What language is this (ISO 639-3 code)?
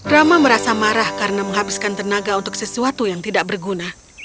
ind